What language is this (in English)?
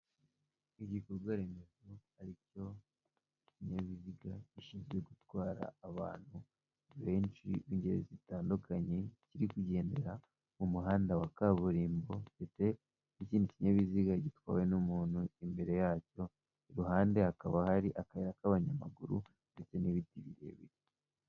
Kinyarwanda